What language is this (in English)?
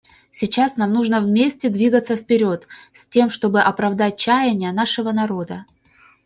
Russian